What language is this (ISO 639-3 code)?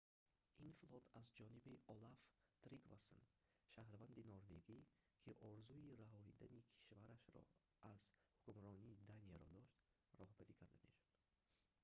tgk